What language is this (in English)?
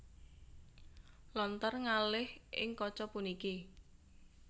Javanese